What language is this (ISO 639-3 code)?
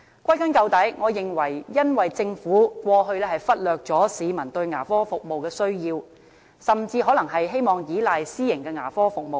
yue